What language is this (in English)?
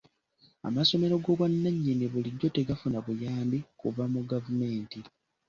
Ganda